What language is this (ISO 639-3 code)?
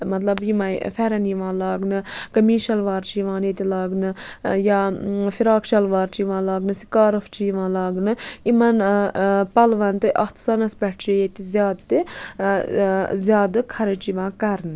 kas